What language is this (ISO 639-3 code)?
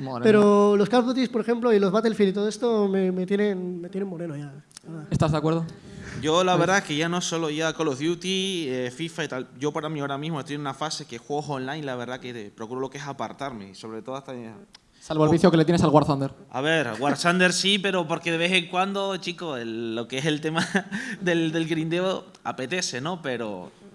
spa